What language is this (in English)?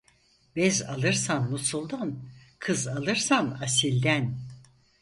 Turkish